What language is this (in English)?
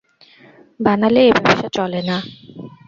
Bangla